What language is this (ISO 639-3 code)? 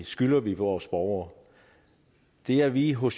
dan